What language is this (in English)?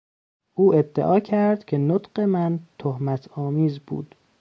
Persian